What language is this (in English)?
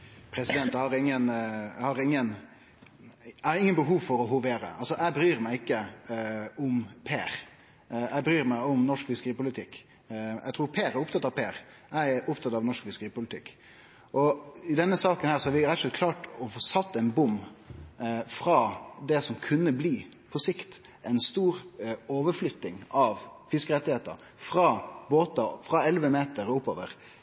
Norwegian Nynorsk